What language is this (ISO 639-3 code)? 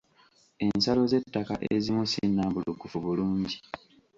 lug